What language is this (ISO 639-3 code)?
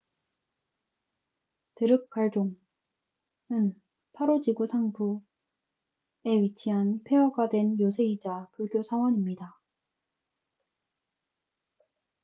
kor